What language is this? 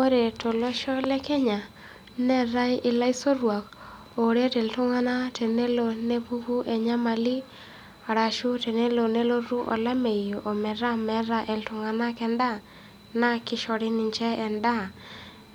Masai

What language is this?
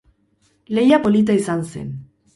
Basque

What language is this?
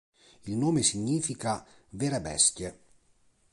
Italian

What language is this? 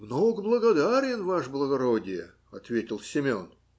Russian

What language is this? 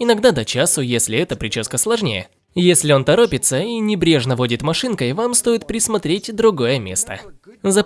Russian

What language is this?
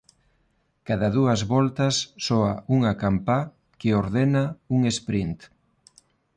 Galician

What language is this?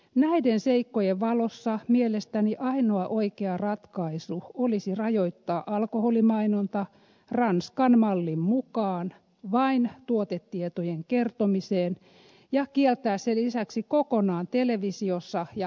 Finnish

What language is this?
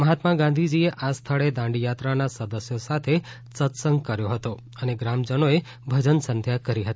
Gujarati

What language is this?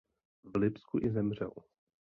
Czech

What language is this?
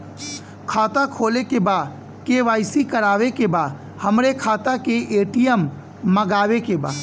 Bhojpuri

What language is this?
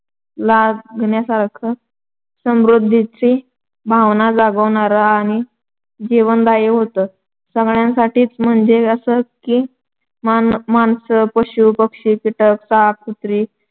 Marathi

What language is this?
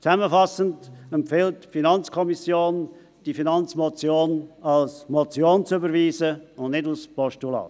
Swiss German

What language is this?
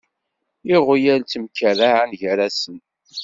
Kabyle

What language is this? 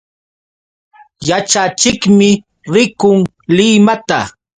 Yauyos Quechua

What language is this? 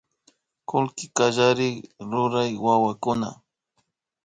Imbabura Highland Quichua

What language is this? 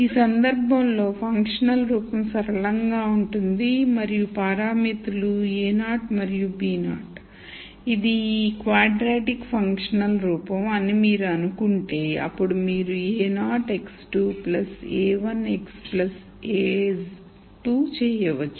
Telugu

